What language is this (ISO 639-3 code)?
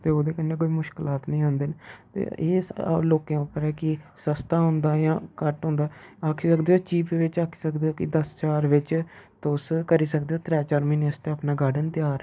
doi